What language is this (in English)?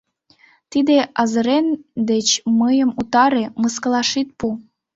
Mari